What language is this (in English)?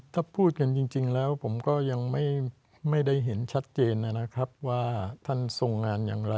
Thai